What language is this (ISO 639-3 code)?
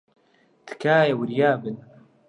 ckb